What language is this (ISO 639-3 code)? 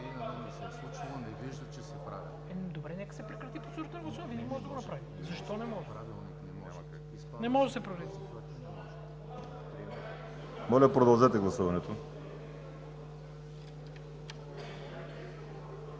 bul